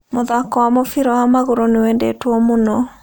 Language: Kikuyu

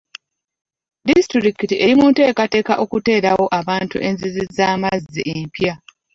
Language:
Ganda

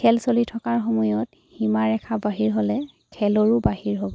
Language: Assamese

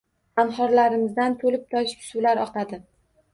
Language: Uzbek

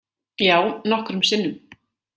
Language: Icelandic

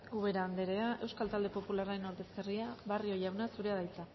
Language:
Basque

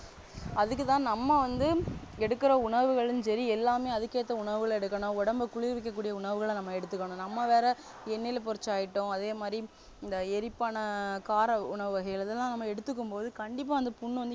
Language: Tamil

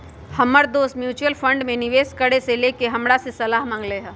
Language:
Magahi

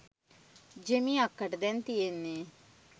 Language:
Sinhala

